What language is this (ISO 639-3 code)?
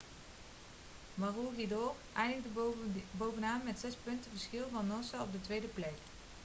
nld